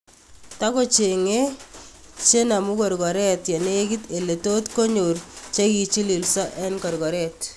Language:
Kalenjin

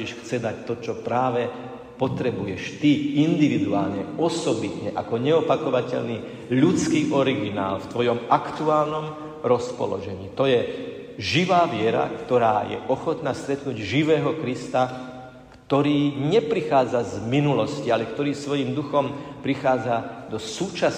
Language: Slovak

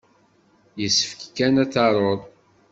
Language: Kabyle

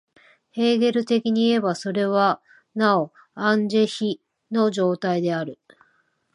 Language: Japanese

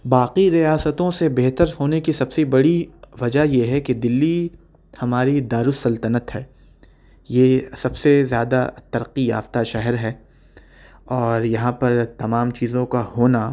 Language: Urdu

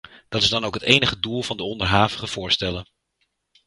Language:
Dutch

